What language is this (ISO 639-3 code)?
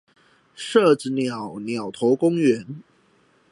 zho